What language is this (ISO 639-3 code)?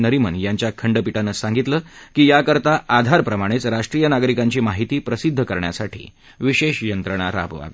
mar